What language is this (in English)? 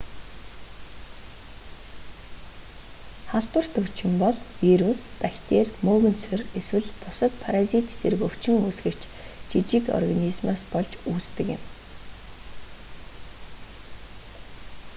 Mongolian